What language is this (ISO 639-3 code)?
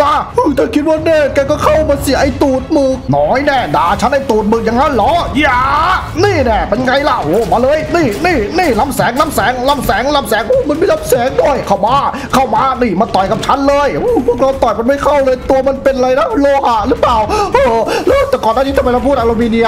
tha